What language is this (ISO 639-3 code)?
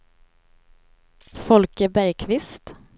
swe